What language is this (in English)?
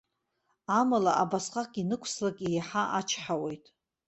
Abkhazian